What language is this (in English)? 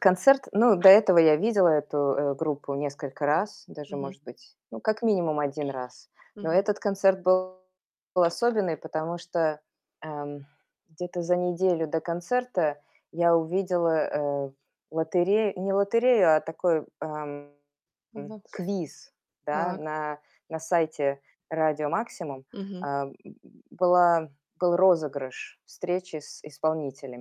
Russian